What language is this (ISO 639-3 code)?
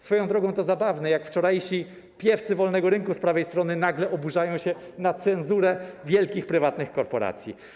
pol